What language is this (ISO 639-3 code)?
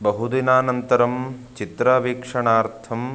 san